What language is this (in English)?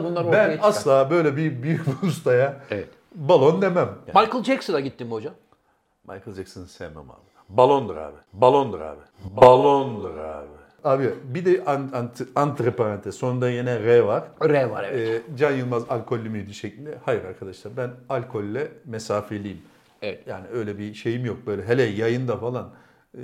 Turkish